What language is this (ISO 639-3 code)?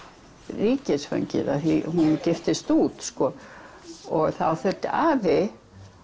isl